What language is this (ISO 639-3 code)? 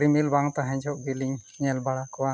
sat